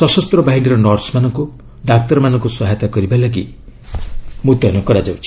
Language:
Odia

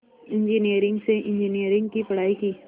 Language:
Hindi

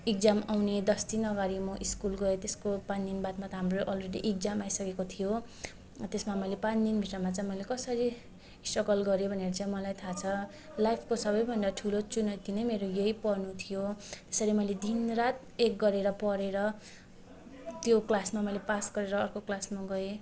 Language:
Nepali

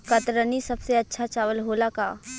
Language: Bhojpuri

